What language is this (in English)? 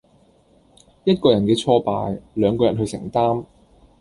Cantonese